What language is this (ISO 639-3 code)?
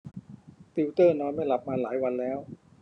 tha